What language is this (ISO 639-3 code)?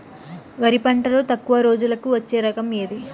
tel